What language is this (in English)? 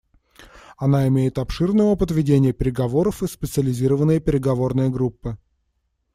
Russian